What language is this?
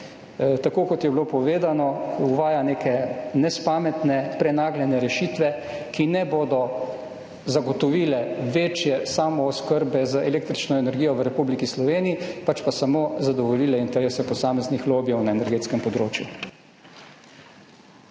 Slovenian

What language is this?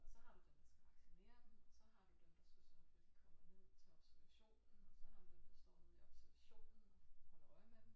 Danish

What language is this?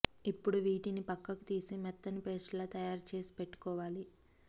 Telugu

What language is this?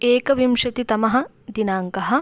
Sanskrit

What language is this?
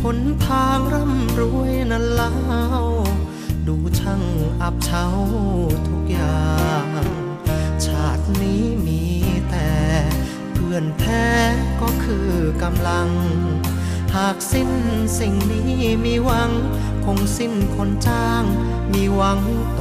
Thai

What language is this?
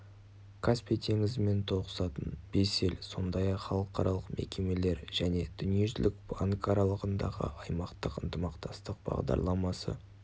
Kazakh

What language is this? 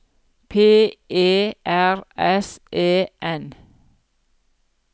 Norwegian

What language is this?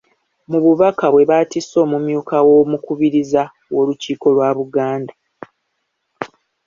Ganda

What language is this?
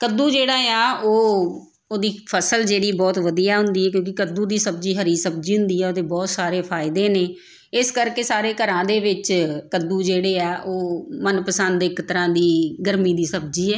Punjabi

